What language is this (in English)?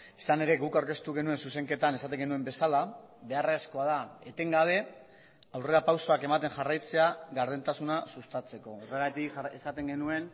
Basque